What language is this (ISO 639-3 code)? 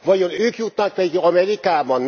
hun